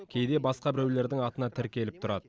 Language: Kazakh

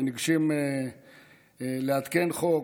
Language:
Hebrew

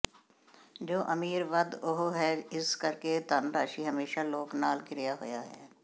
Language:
Punjabi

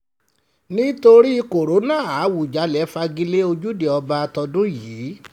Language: Yoruba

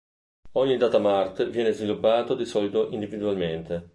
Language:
Italian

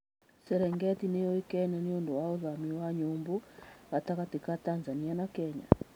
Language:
Kikuyu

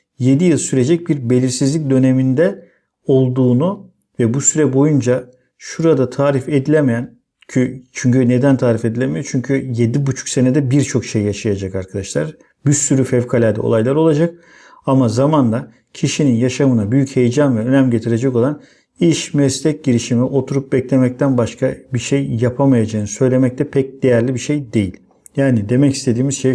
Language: Turkish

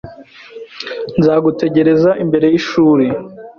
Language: Kinyarwanda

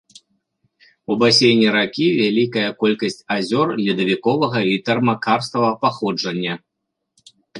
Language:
Belarusian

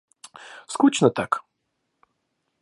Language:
Russian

